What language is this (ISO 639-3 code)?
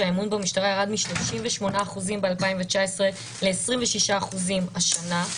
heb